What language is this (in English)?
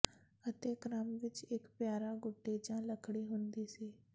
Punjabi